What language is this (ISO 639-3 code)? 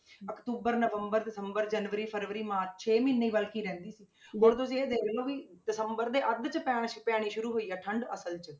pan